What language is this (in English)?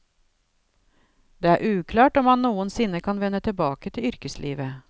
Norwegian